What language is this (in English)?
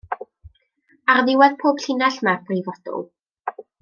Welsh